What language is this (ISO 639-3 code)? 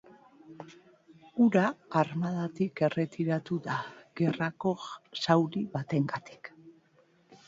eus